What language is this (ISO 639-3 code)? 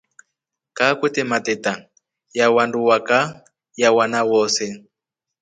rof